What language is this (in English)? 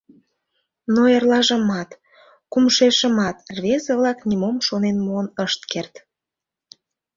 Mari